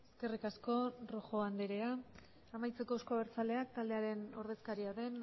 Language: Basque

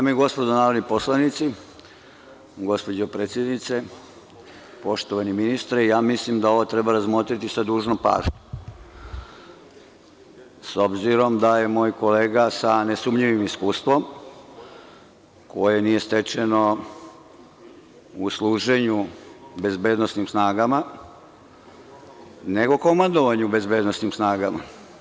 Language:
Serbian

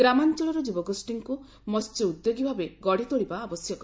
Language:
Odia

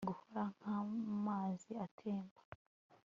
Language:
Kinyarwanda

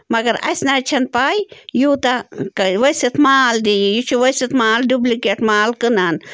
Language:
Kashmiri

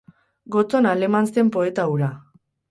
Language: Basque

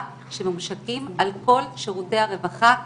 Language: Hebrew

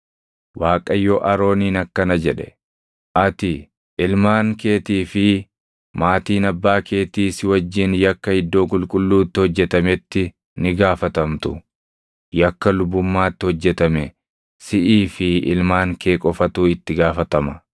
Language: Oromo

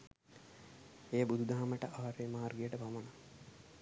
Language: Sinhala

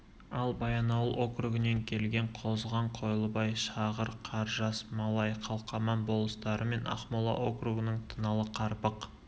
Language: Kazakh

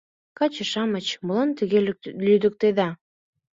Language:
Mari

